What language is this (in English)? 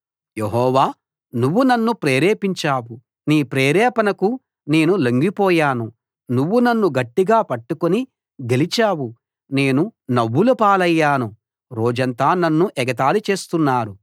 Telugu